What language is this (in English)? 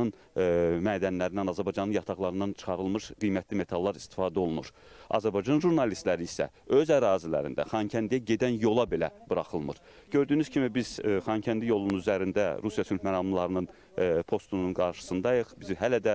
Turkish